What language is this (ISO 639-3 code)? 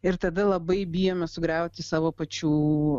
lit